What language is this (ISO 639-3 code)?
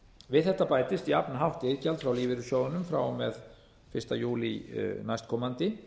isl